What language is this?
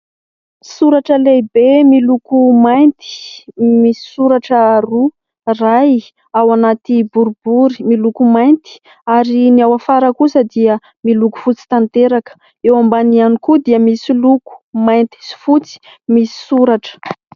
Malagasy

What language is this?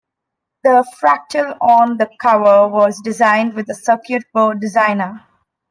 English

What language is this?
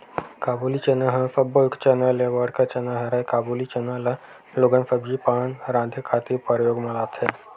Chhattisgarhi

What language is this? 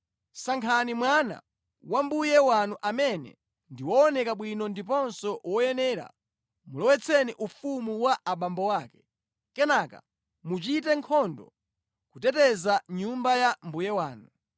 Nyanja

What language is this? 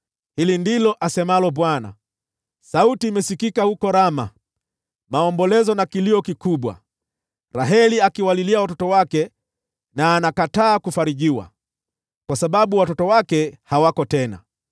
Swahili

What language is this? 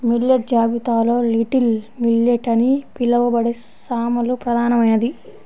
Telugu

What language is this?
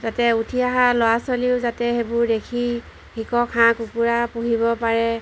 Assamese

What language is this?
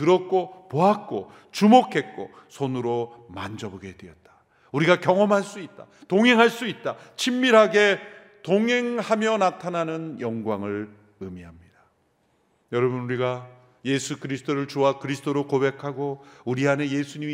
Korean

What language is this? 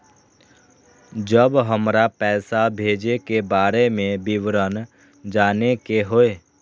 Maithili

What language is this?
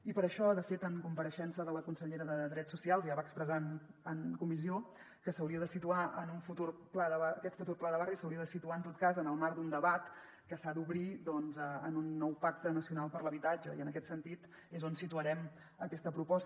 Catalan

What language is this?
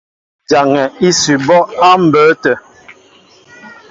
Mbo (Cameroon)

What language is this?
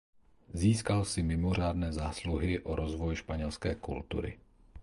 Czech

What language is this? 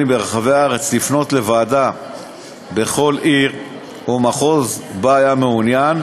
Hebrew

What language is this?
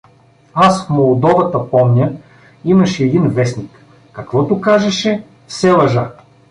Bulgarian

